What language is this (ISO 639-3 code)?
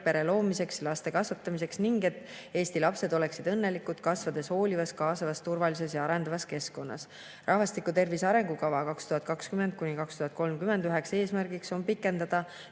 est